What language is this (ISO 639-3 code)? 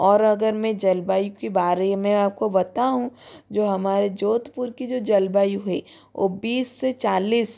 hin